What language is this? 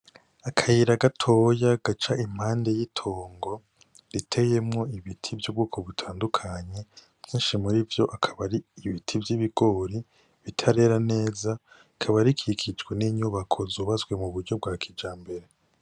Rundi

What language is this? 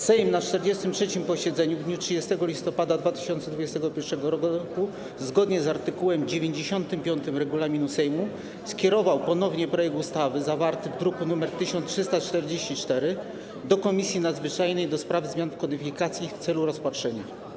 Polish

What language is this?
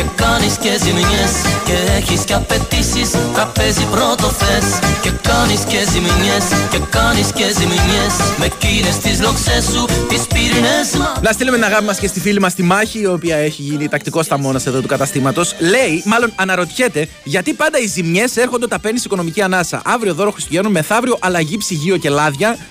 Greek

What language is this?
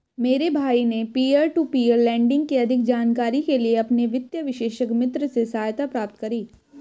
Hindi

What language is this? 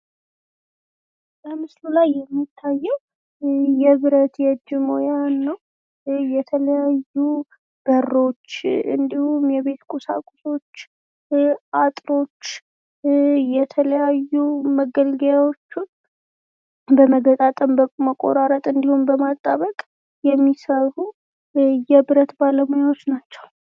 Amharic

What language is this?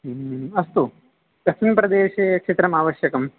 Sanskrit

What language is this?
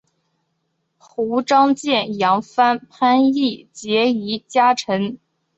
Chinese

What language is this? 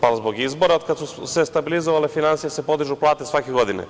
Serbian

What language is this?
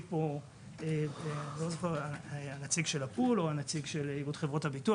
Hebrew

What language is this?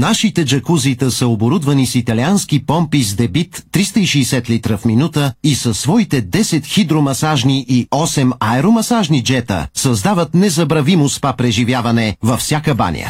Bulgarian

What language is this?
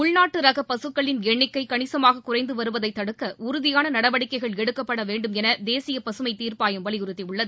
Tamil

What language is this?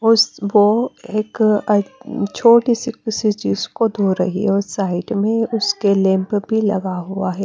Hindi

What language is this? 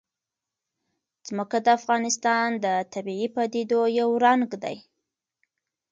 Pashto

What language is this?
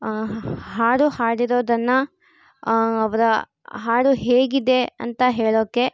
Kannada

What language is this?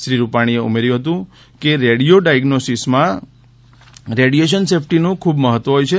Gujarati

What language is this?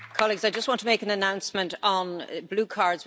English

